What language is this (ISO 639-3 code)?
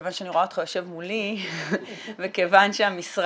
heb